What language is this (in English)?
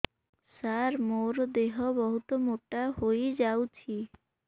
Odia